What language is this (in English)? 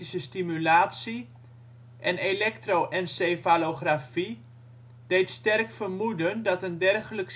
Dutch